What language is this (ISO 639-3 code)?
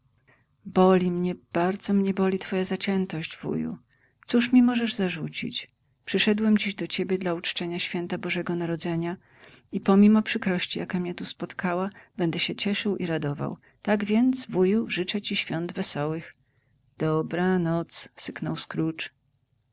pol